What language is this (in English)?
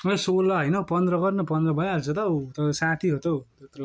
Nepali